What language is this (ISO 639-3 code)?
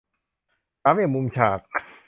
tha